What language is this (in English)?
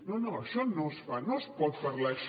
Catalan